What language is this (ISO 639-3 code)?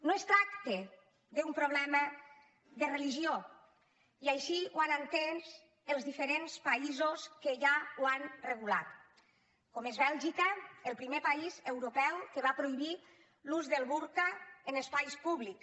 cat